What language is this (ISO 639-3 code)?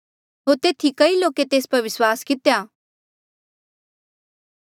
mjl